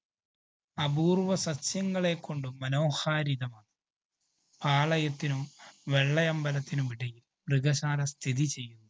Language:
Malayalam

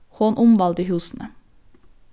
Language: Faroese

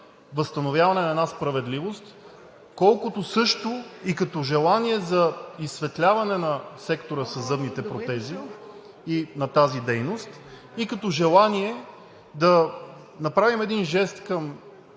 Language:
Bulgarian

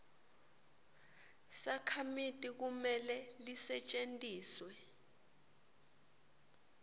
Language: Swati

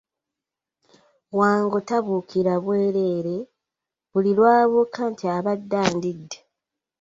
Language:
Ganda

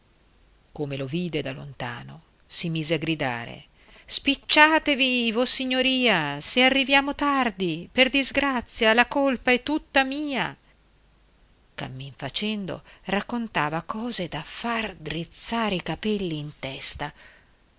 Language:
Italian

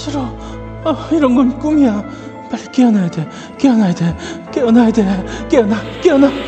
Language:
Korean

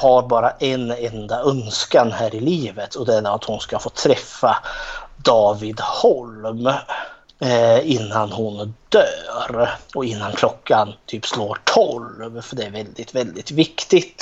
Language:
Swedish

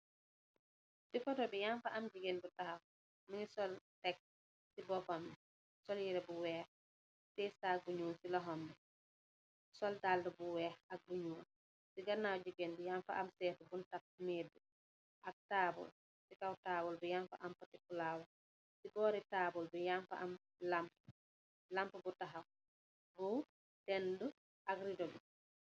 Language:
Wolof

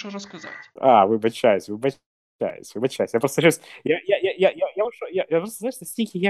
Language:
Ukrainian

